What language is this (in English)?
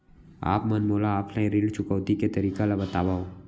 Chhattisgarhi